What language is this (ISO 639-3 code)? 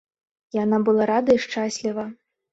bel